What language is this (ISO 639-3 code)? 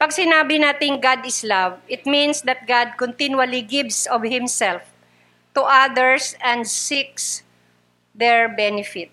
fil